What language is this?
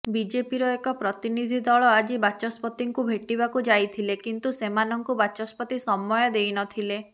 Odia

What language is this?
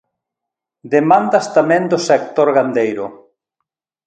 Galician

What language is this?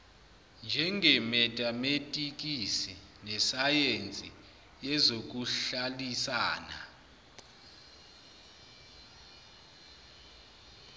Zulu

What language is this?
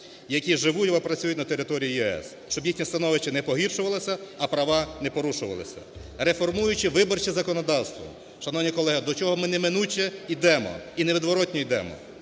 Ukrainian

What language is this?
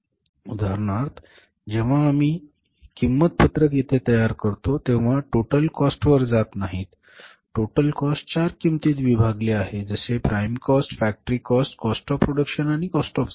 Marathi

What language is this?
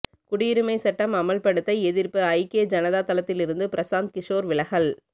Tamil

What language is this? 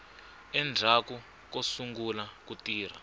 Tsonga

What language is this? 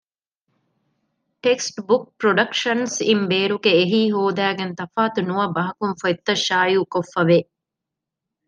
Divehi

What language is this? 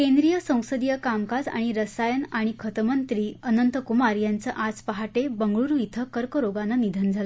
Marathi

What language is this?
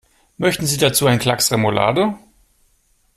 German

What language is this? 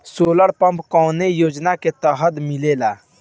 Bhojpuri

